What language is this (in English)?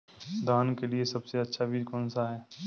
Hindi